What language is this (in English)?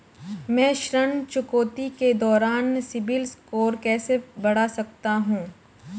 Hindi